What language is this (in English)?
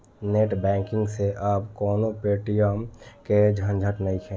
Bhojpuri